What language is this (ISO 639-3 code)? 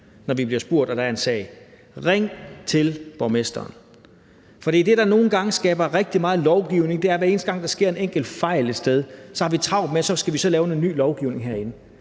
dan